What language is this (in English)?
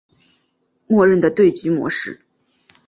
Chinese